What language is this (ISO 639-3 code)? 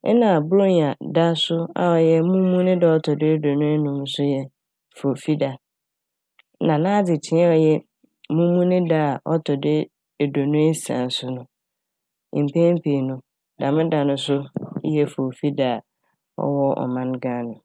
aka